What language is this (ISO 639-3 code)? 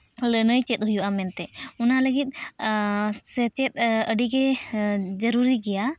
sat